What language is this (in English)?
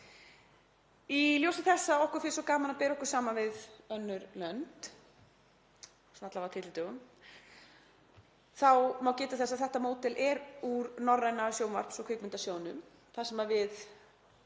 Icelandic